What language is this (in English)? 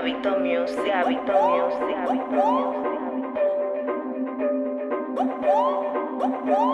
Portuguese